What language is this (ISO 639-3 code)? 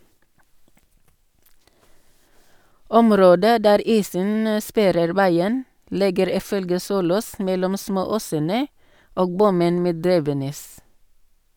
nor